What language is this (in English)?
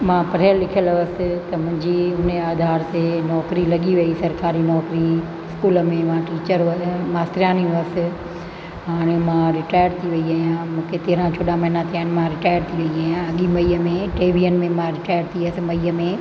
Sindhi